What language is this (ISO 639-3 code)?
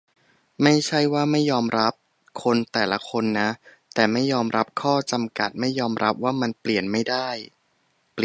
tha